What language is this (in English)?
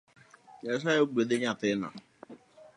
Luo (Kenya and Tanzania)